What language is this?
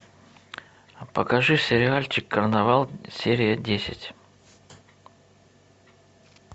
Russian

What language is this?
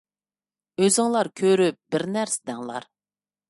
Uyghur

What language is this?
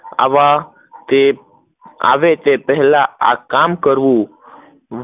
Gujarati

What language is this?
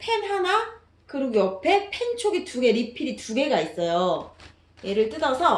Korean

